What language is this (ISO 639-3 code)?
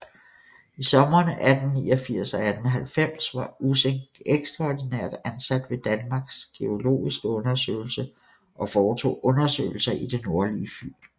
dan